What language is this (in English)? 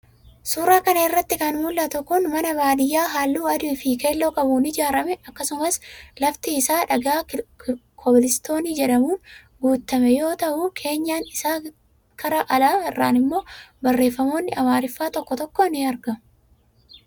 Oromo